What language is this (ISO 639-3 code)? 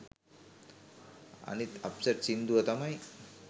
sin